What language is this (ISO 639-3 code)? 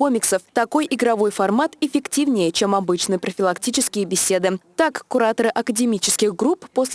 rus